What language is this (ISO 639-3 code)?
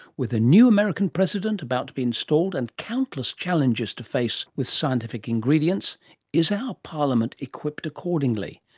eng